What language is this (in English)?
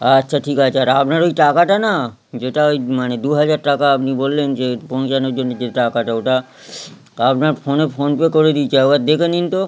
Bangla